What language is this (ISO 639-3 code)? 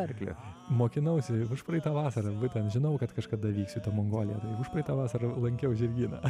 lit